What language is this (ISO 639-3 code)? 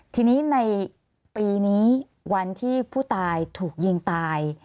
tha